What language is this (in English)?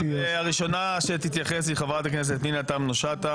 Hebrew